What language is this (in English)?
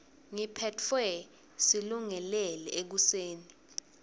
Swati